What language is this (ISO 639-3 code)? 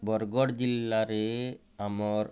ori